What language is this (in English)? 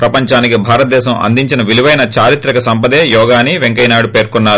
Telugu